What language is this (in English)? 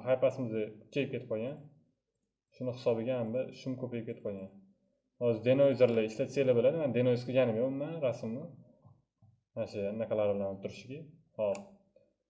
Turkish